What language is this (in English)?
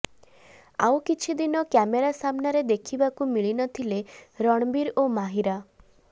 Odia